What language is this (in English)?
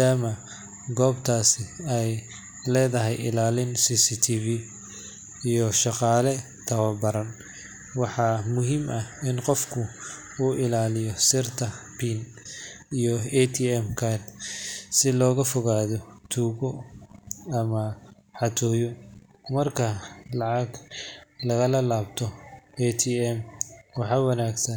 Somali